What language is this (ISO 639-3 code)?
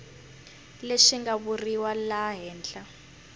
tso